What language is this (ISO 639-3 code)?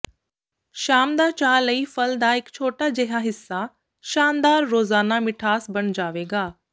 pan